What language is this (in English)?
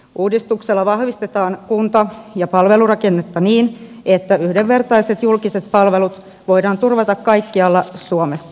Finnish